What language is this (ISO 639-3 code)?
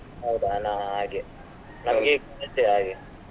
kan